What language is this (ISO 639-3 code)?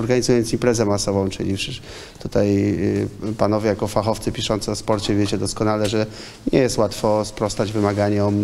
pol